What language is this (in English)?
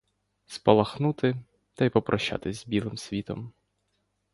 Ukrainian